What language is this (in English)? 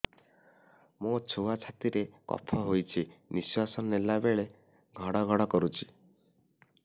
Odia